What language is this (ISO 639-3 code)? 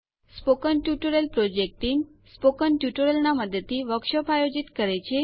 guj